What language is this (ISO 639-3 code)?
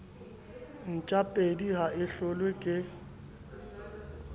sot